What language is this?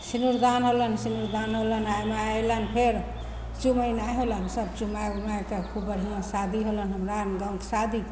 Maithili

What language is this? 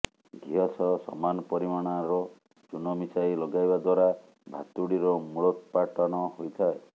Odia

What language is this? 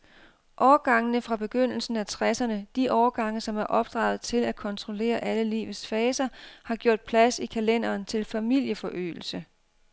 Danish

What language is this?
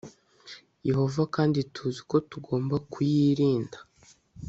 Kinyarwanda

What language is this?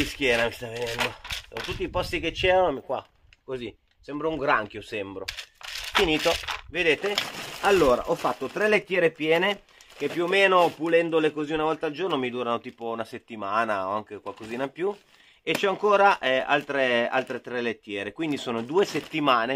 Italian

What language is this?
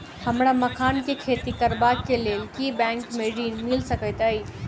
Maithili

